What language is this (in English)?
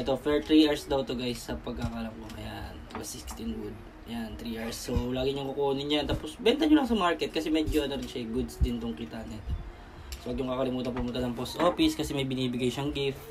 Filipino